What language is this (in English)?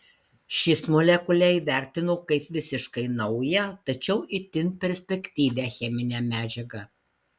Lithuanian